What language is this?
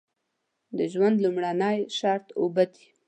Pashto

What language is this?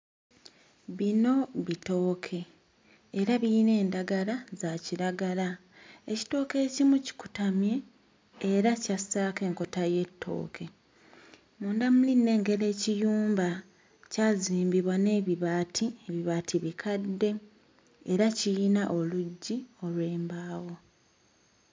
Ganda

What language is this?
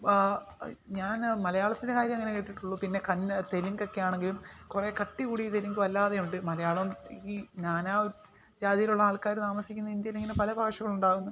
Malayalam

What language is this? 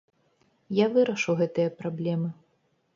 Belarusian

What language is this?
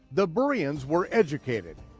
English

